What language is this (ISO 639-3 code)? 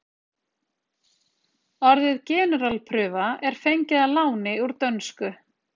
isl